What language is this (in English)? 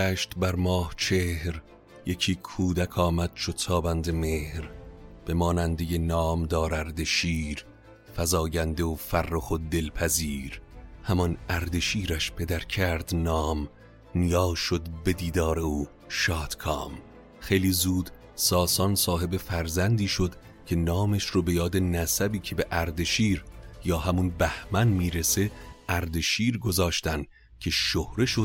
Persian